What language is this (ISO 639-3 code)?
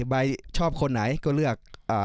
tha